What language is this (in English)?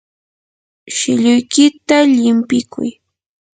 Yanahuanca Pasco Quechua